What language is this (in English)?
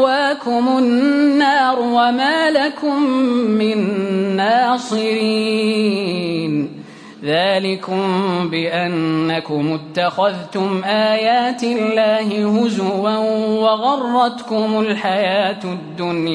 Arabic